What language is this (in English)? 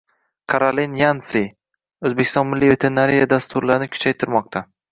Uzbek